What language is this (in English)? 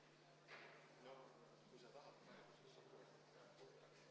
Estonian